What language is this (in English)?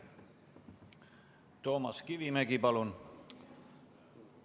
Estonian